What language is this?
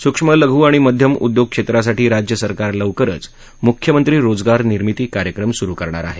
Marathi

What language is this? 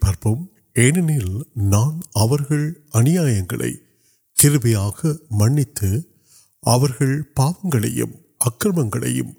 Urdu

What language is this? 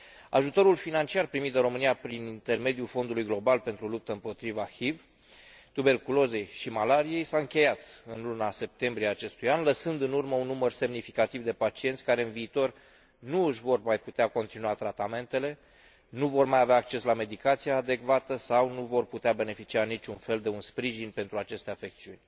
Romanian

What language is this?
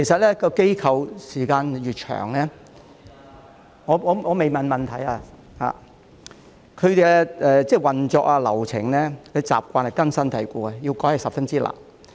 Cantonese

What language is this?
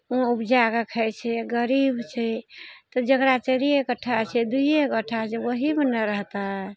Maithili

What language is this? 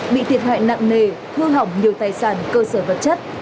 Vietnamese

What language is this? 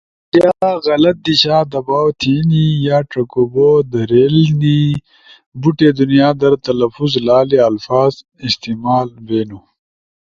Ushojo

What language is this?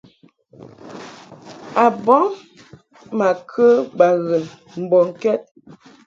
Mungaka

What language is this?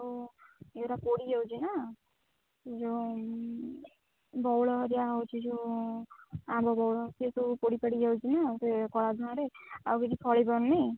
Odia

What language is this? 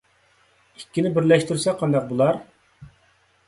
Uyghur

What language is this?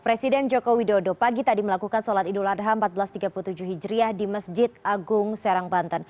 Indonesian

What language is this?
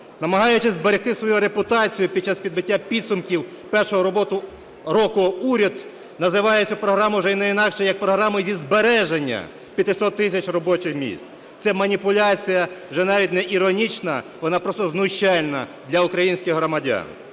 Ukrainian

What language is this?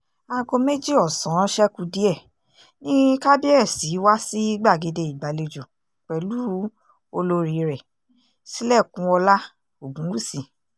Yoruba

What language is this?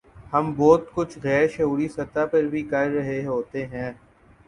Urdu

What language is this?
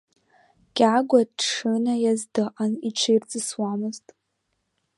Abkhazian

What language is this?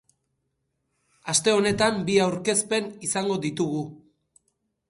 Basque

